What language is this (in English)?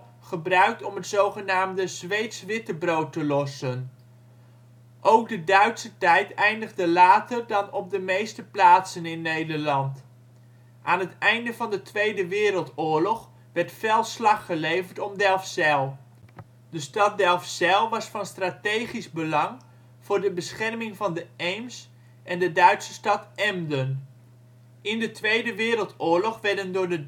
Dutch